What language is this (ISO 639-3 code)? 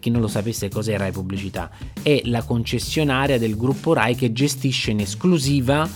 ita